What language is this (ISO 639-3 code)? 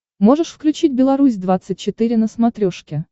rus